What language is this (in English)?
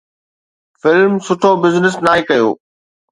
Sindhi